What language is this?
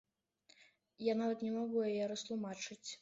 Belarusian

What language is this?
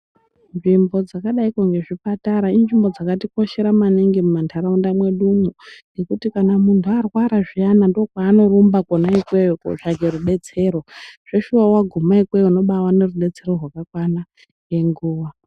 Ndau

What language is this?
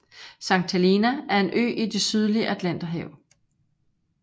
Danish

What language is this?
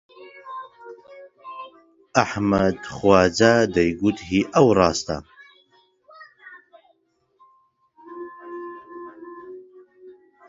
Central Kurdish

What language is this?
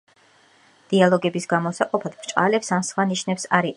Georgian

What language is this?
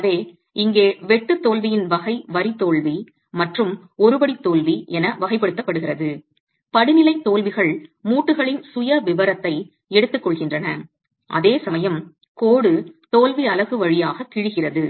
Tamil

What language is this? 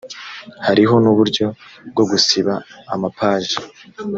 Kinyarwanda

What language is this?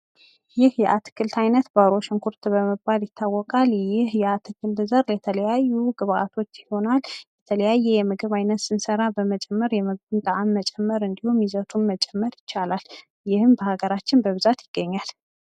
Amharic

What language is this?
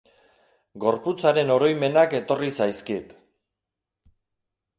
Basque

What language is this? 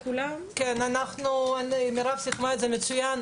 Hebrew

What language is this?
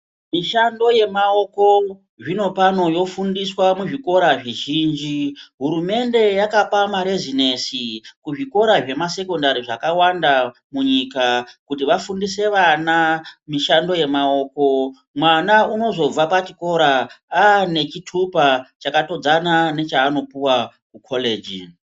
Ndau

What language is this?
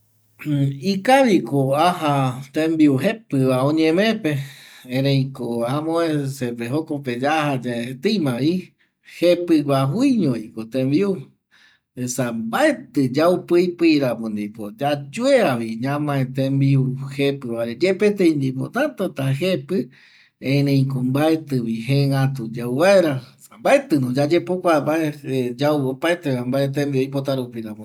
Eastern Bolivian Guaraní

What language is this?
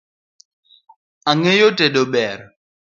Luo (Kenya and Tanzania)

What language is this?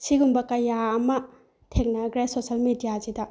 Manipuri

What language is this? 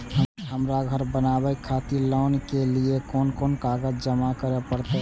Maithili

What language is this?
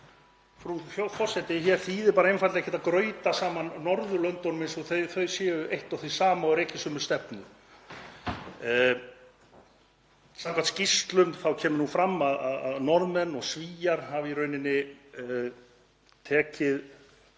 Icelandic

